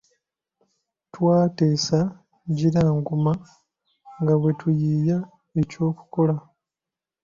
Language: Ganda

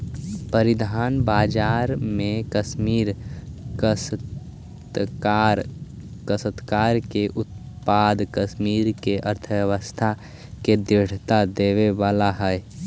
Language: Magahi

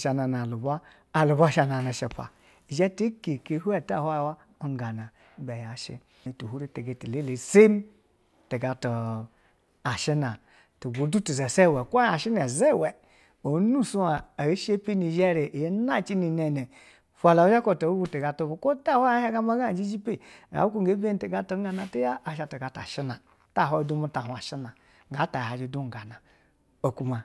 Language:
Basa (Nigeria)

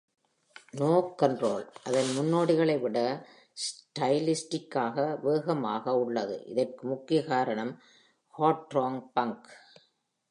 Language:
Tamil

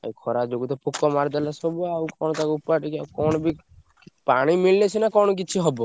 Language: Odia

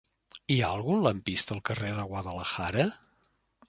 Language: Catalan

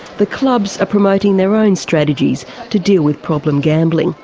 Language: English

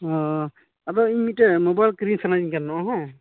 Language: Santali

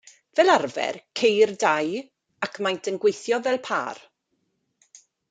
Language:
Welsh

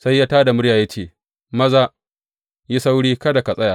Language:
Hausa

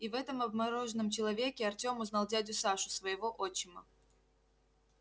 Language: Russian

